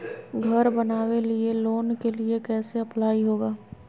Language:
Magahi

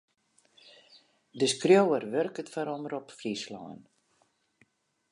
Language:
Western Frisian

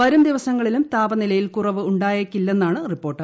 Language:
Malayalam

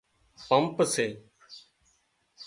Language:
Wadiyara Koli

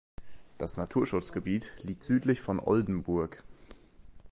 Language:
German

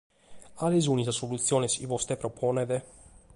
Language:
Sardinian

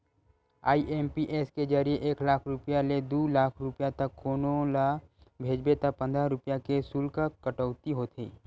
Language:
Chhattisgarhi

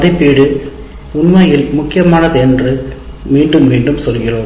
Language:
Tamil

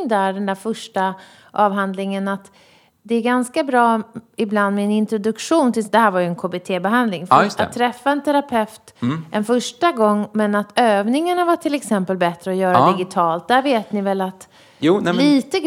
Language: Swedish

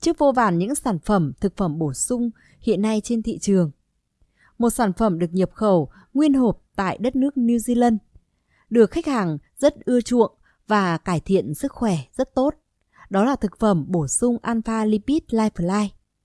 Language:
Vietnamese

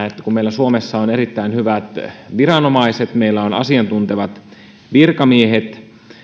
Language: Finnish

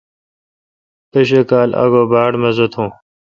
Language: Kalkoti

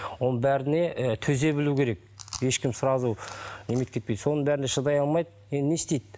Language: Kazakh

